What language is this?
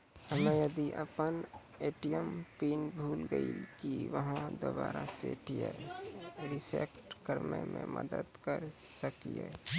Maithili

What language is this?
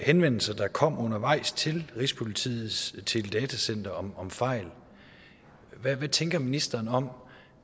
Danish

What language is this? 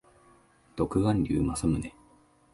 Japanese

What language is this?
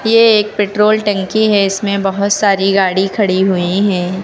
Hindi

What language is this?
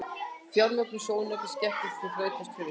Icelandic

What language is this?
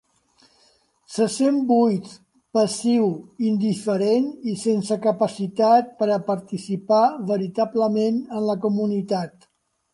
Catalan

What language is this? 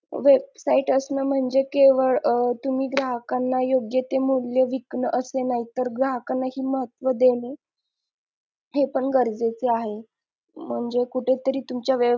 Marathi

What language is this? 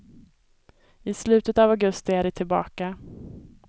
Swedish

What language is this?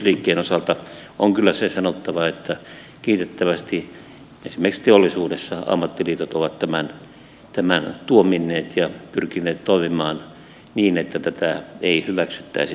Finnish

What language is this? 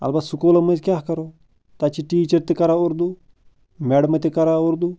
Kashmiri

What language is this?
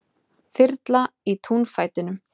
Icelandic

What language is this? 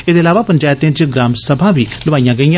Dogri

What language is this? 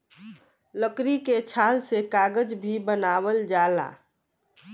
Bhojpuri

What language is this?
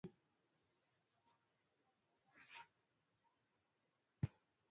Swahili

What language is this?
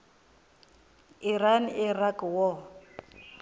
Venda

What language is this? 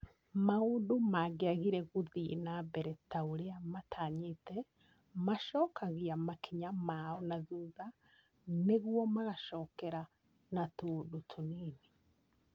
Kikuyu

